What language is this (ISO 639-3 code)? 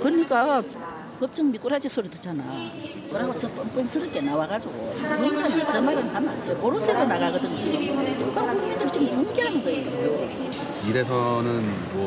kor